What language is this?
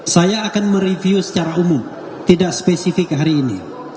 Indonesian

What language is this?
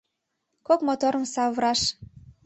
Mari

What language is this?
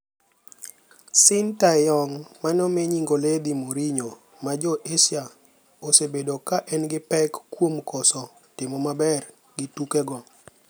Luo (Kenya and Tanzania)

